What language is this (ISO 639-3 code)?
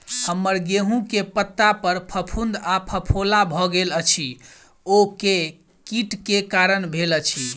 mai